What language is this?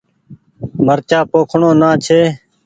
Goaria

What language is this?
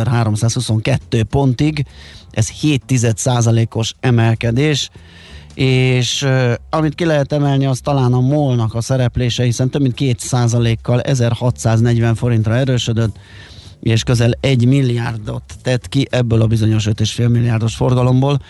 Hungarian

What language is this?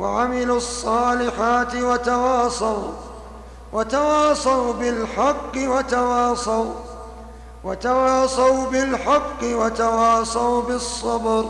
Arabic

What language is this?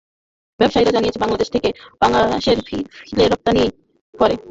Bangla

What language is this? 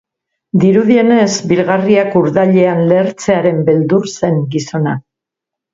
Basque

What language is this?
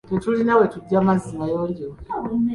Ganda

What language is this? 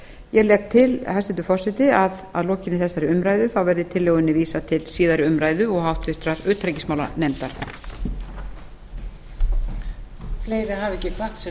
Icelandic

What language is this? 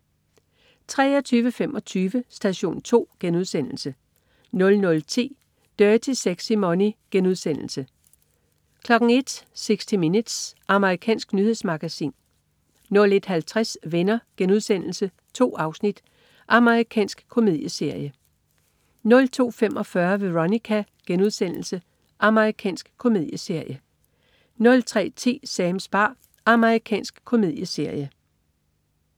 Danish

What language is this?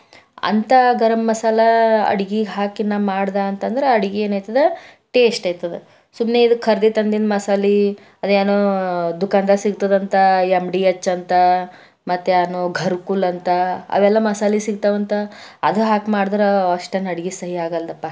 Kannada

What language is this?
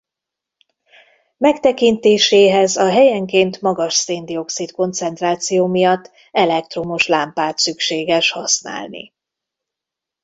Hungarian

